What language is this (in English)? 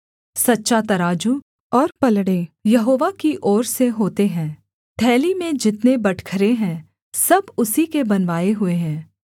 Hindi